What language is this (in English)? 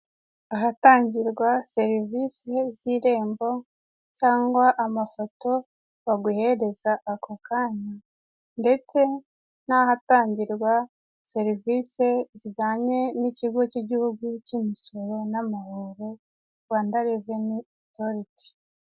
Kinyarwanda